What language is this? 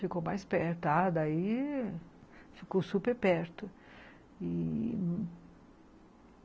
Portuguese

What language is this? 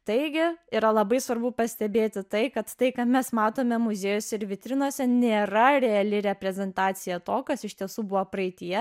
Lithuanian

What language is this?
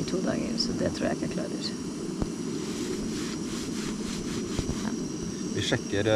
Norwegian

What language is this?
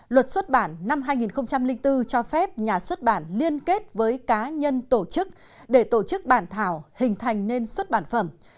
Vietnamese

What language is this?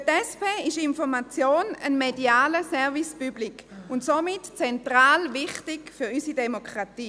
Swiss German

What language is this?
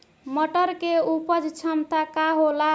Bhojpuri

